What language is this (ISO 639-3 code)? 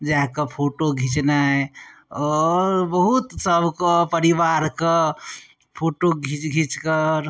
mai